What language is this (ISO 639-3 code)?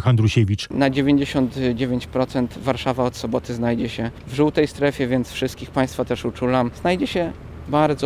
pol